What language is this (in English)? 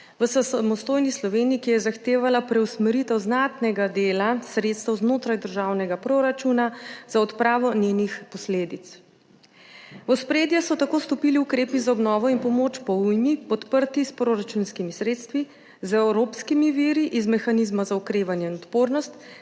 Slovenian